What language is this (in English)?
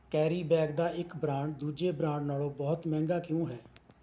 Punjabi